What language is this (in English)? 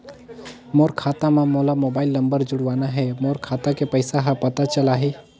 Chhattisgarhi